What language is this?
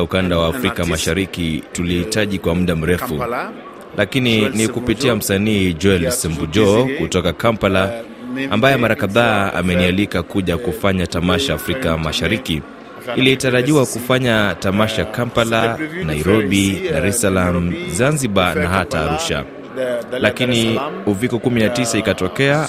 Swahili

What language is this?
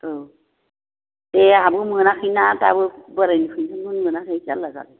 Bodo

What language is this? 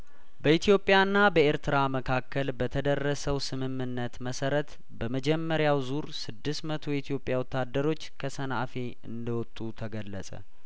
Amharic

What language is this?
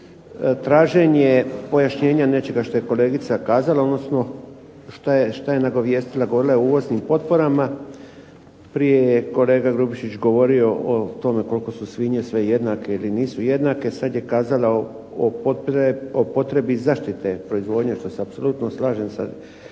Croatian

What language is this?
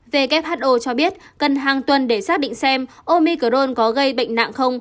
Vietnamese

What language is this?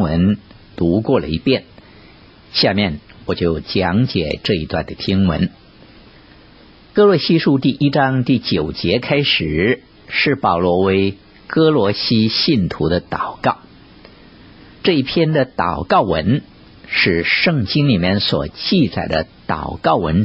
Chinese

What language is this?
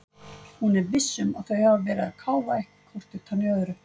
Icelandic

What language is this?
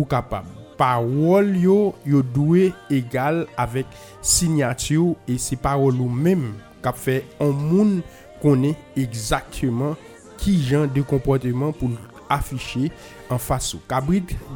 French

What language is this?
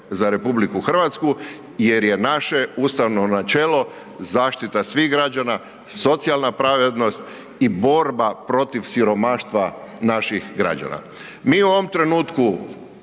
Croatian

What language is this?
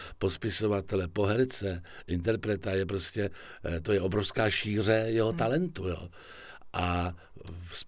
Czech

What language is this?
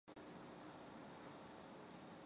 Chinese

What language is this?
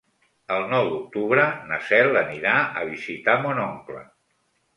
Catalan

